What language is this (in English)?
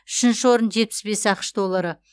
Kazakh